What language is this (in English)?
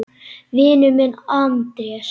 Icelandic